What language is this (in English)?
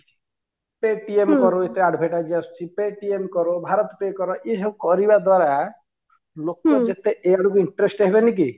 Odia